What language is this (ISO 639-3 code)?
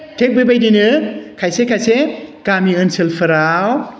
brx